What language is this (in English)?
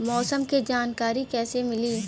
Bhojpuri